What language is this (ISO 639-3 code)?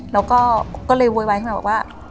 tha